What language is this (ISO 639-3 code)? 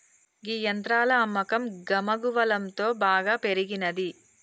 tel